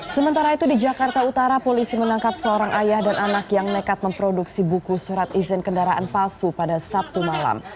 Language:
Indonesian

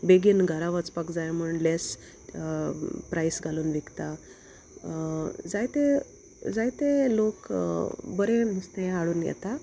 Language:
Konkani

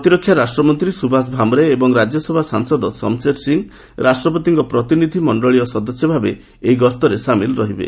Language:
Odia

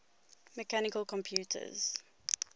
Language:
English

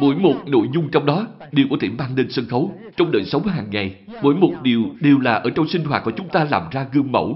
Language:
Vietnamese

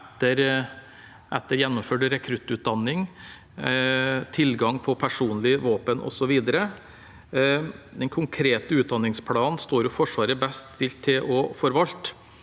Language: Norwegian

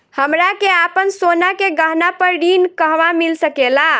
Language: Bhojpuri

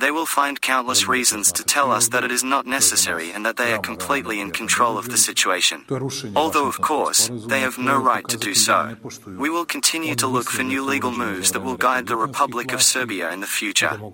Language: Greek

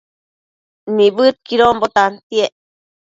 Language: Matsés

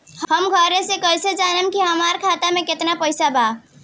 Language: Bhojpuri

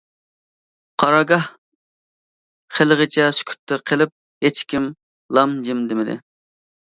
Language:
Uyghur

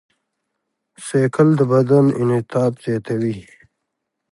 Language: Pashto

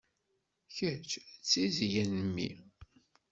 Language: Kabyle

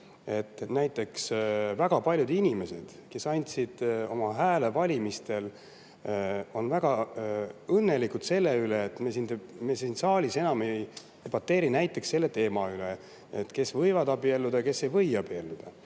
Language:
Estonian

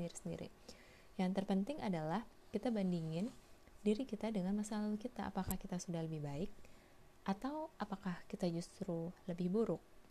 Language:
Indonesian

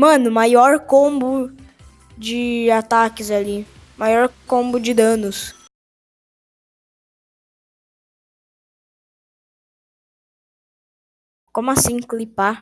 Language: Portuguese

